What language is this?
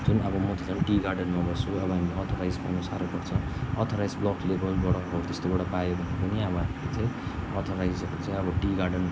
Nepali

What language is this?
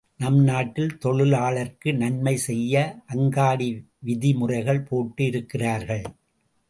Tamil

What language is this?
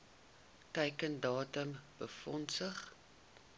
Afrikaans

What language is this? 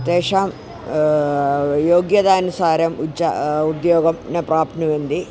Sanskrit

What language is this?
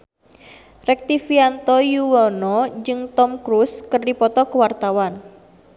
Sundanese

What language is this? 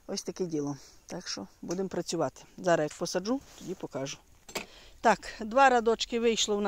Ukrainian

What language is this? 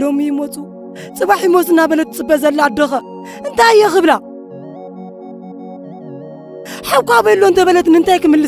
Arabic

